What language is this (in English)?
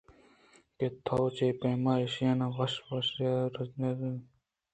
Eastern Balochi